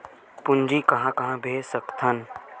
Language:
Chhattisgarhi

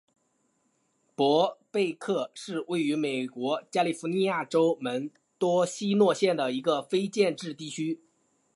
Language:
Chinese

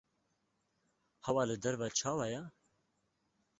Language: Kurdish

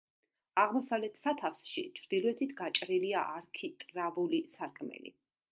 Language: Georgian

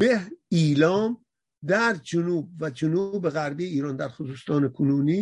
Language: Persian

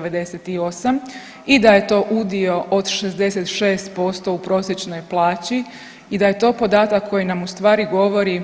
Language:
Croatian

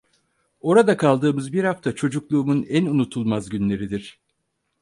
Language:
Turkish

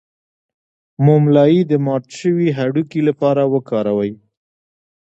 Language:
Pashto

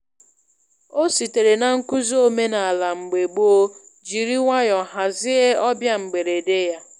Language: Igbo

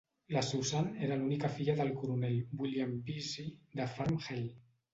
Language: Catalan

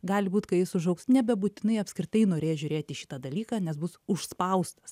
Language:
Lithuanian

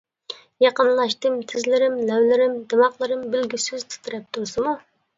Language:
Uyghur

